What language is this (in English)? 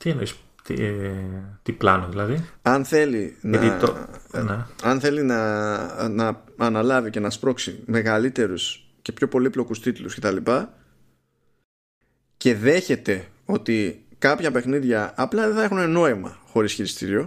Greek